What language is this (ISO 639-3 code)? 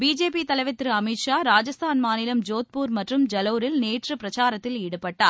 tam